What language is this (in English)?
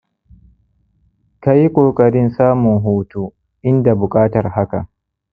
Hausa